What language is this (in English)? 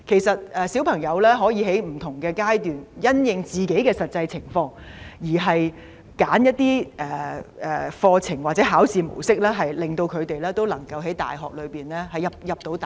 Cantonese